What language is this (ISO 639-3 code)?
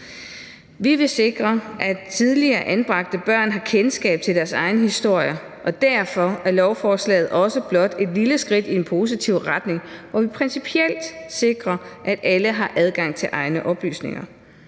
dan